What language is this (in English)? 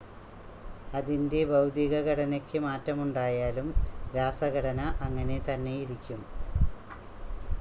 Malayalam